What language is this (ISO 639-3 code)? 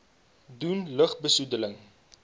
afr